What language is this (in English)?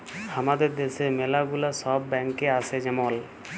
Bangla